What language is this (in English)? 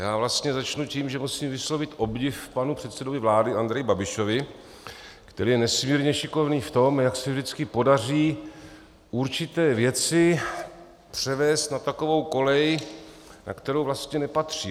Czech